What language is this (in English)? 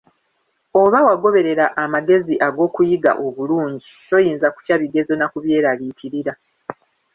Ganda